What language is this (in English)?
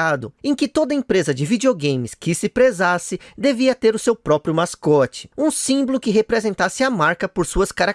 Portuguese